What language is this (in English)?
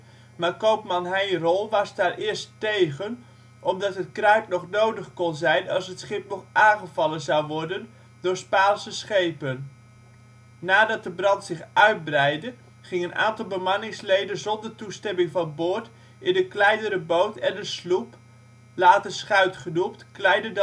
Dutch